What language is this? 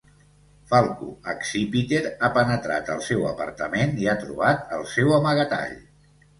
Catalan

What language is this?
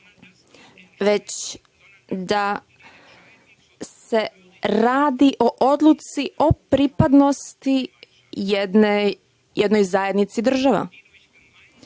Serbian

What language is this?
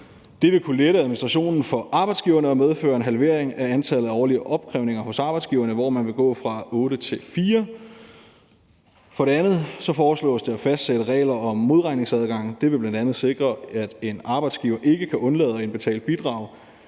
Danish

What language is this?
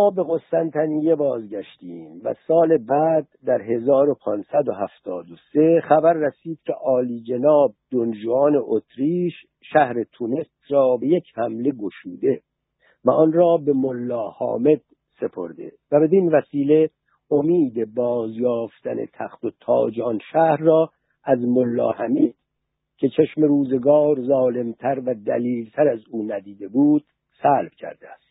Persian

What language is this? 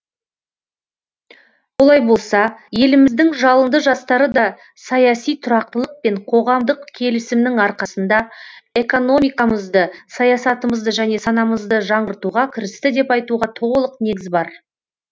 Kazakh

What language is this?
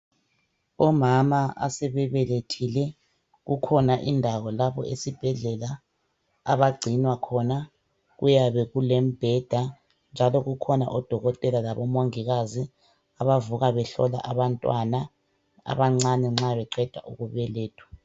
North Ndebele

